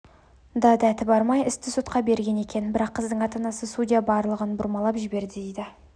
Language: Kazakh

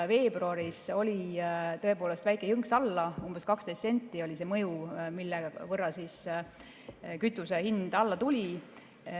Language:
Estonian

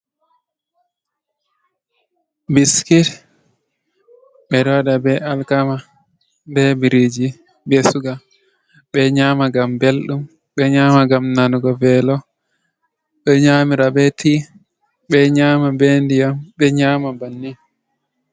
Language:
Fula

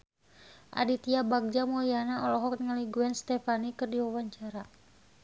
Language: Sundanese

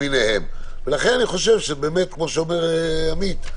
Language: Hebrew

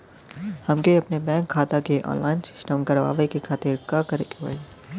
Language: Bhojpuri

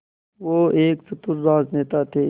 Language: Hindi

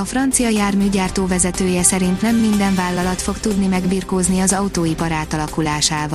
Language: Hungarian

